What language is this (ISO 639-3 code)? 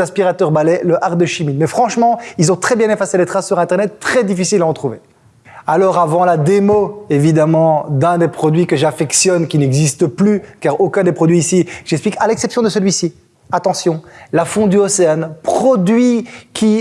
fra